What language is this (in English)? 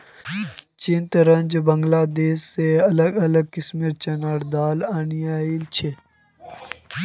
Magahi